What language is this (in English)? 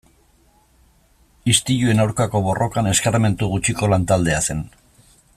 Basque